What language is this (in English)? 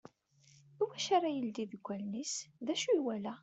Kabyle